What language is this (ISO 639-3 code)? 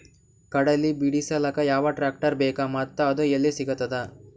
kan